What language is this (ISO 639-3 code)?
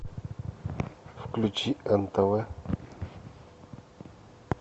rus